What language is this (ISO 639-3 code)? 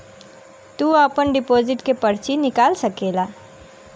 bho